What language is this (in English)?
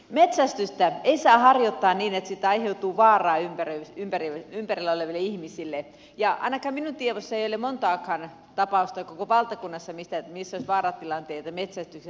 Finnish